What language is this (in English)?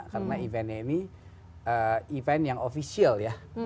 Indonesian